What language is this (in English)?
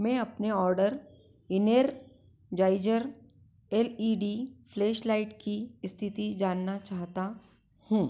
Hindi